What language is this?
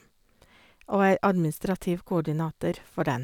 Norwegian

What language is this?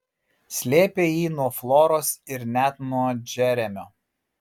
Lithuanian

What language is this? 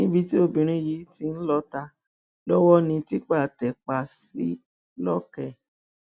Yoruba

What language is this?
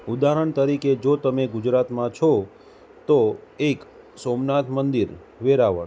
Gujarati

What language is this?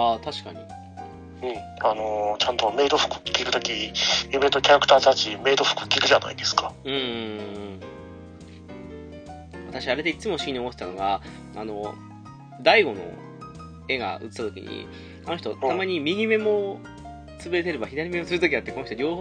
Japanese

